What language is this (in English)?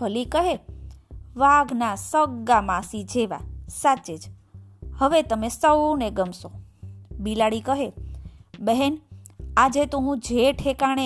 Gujarati